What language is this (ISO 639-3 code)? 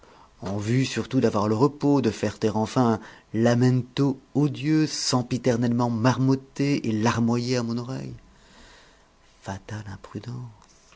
fra